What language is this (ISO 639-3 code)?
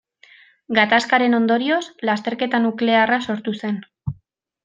eus